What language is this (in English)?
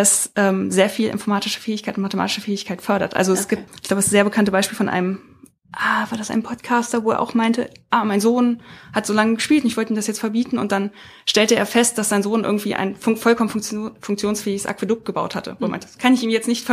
German